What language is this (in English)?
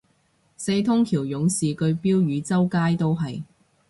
Cantonese